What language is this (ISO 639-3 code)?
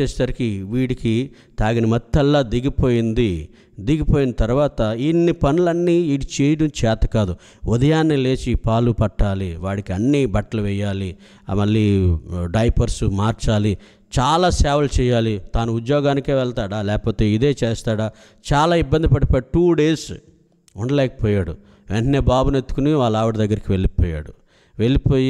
hin